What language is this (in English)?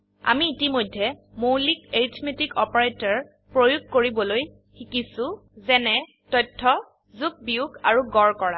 Assamese